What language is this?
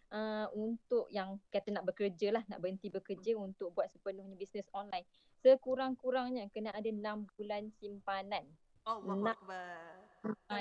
Malay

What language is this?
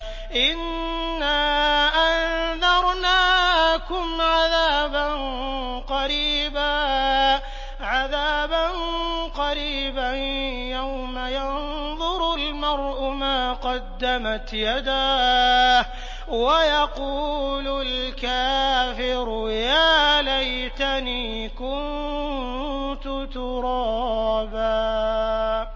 Arabic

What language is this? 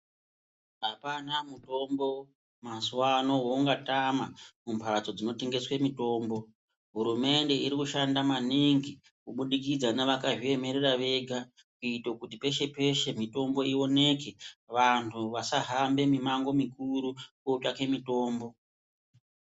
Ndau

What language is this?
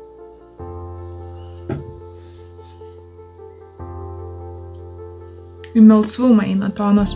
Lithuanian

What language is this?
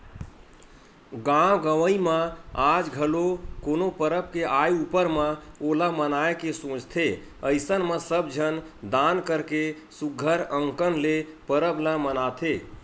Chhattisgarhi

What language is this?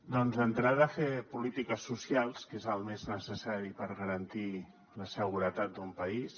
Catalan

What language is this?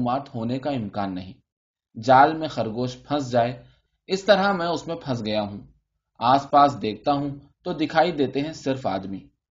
Urdu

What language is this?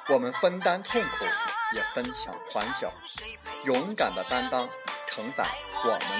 Chinese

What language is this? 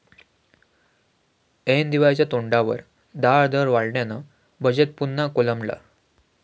Marathi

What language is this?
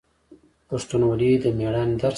Pashto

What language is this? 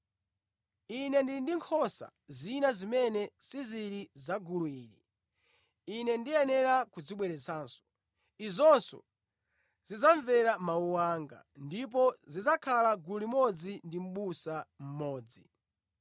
Nyanja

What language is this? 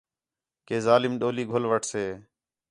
Khetrani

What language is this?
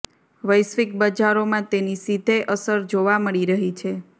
Gujarati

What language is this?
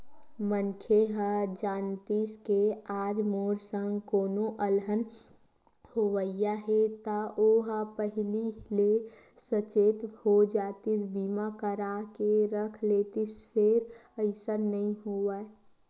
Chhattisgarhi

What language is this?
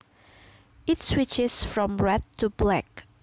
Javanese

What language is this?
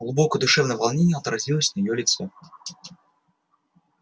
Russian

